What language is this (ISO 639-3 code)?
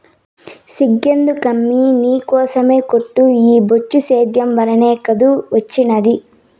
tel